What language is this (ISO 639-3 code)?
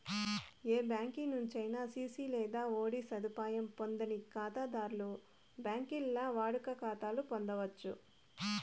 tel